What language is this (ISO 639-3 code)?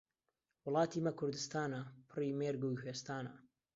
ckb